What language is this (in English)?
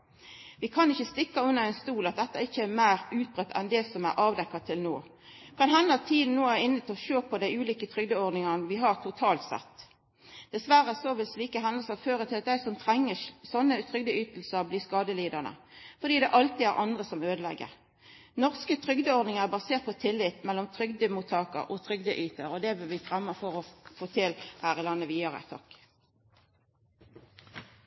Norwegian Nynorsk